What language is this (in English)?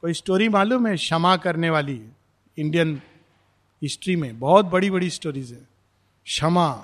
Hindi